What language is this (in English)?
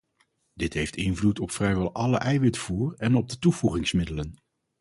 Dutch